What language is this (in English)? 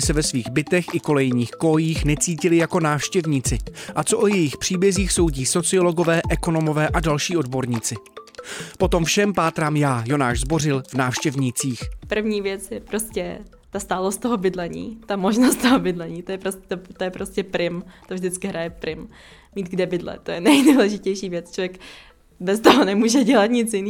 Czech